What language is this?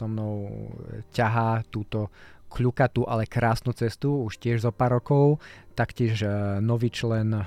Slovak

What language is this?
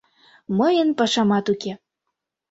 Mari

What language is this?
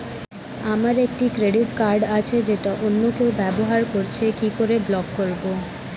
Bangla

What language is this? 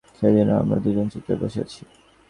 Bangla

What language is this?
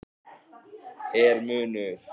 Icelandic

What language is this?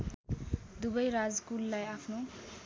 Nepali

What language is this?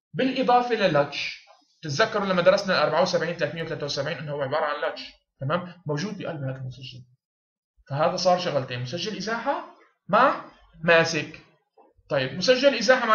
Arabic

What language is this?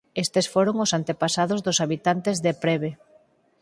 Galician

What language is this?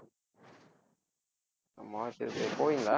Tamil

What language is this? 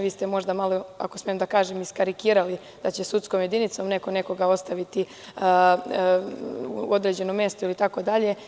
Serbian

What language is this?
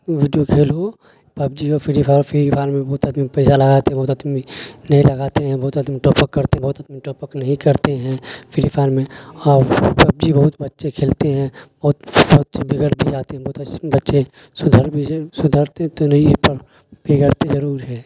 Urdu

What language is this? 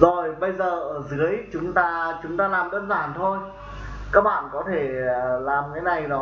Vietnamese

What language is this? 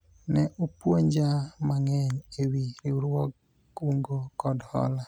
Luo (Kenya and Tanzania)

